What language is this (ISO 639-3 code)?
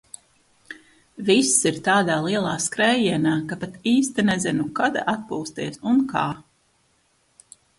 lav